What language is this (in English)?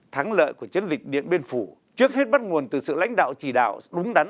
Vietnamese